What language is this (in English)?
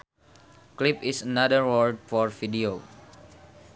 Sundanese